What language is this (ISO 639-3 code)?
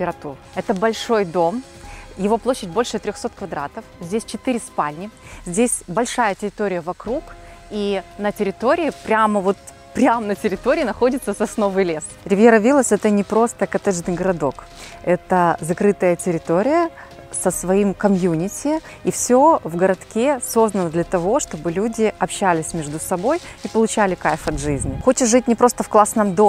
rus